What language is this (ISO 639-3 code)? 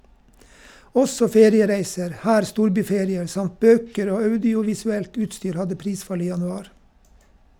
nor